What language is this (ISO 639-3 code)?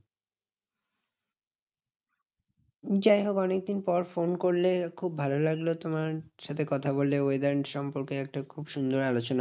ben